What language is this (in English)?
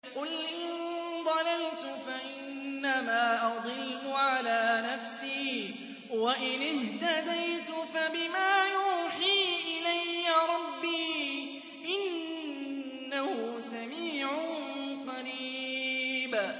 Arabic